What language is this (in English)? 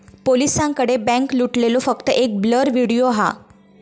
Marathi